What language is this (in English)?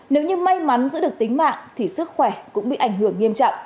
Vietnamese